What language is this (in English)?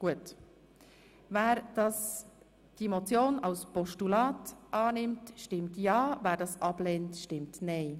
Swiss German